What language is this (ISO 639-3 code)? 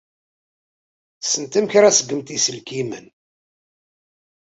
kab